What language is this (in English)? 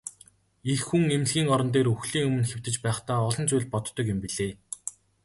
Mongolian